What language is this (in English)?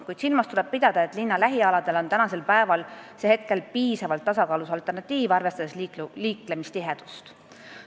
Estonian